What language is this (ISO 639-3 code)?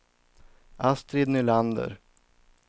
swe